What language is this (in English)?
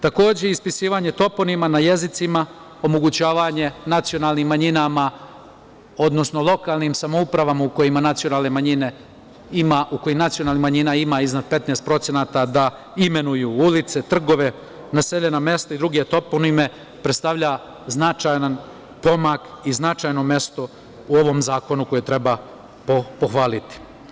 Serbian